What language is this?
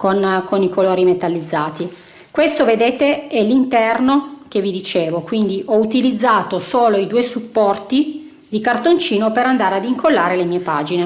Italian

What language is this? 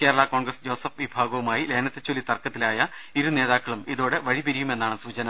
Malayalam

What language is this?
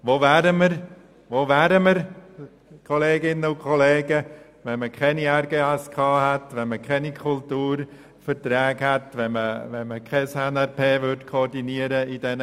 Swiss German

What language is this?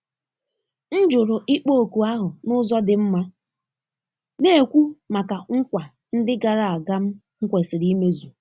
Igbo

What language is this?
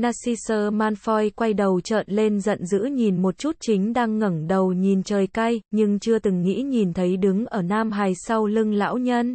Vietnamese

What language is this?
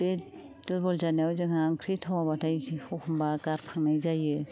Bodo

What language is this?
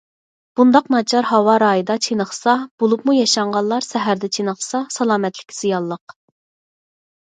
Uyghur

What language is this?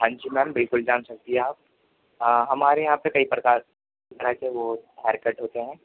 Urdu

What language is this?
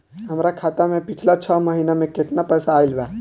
Bhojpuri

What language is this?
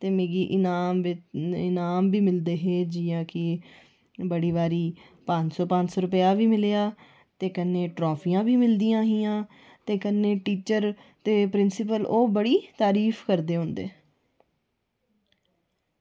Dogri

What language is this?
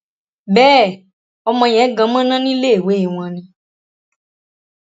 Yoruba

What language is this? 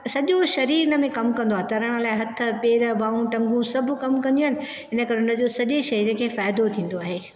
Sindhi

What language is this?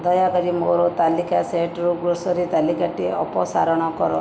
Odia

